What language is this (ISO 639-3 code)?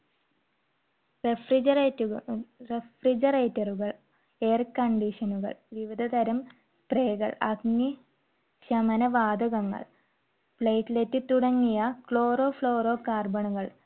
mal